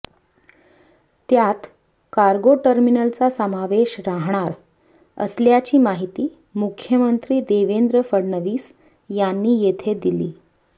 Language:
Marathi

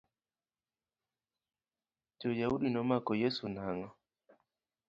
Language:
Luo (Kenya and Tanzania)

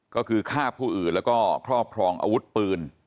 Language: Thai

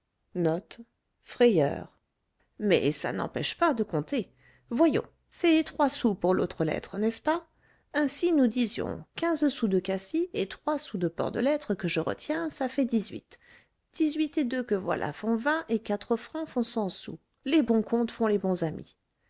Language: French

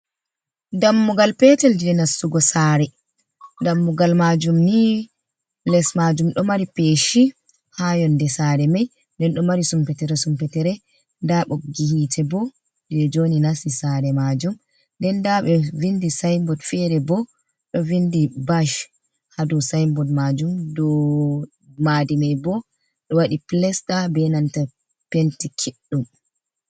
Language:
Fula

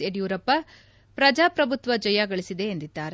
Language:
Kannada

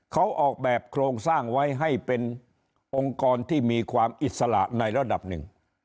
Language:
Thai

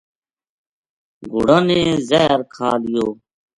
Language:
Gujari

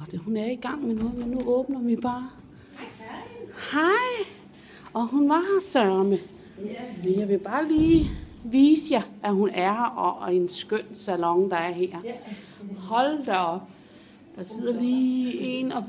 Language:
Danish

